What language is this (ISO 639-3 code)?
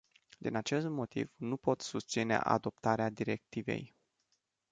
ron